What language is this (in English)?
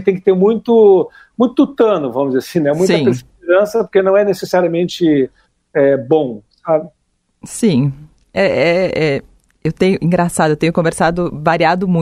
Portuguese